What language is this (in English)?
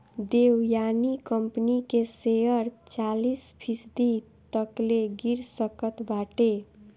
Bhojpuri